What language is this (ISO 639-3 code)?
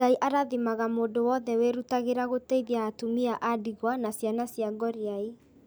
kik